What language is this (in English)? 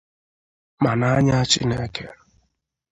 Igbo